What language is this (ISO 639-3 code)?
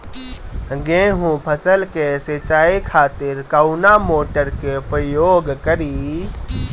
bho